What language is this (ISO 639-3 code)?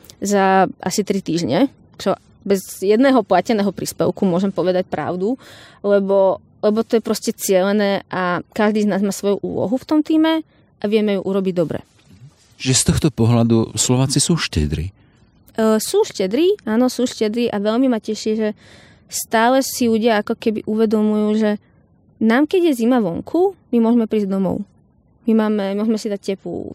slk